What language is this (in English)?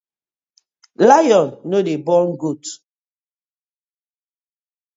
Nigerian Pidgin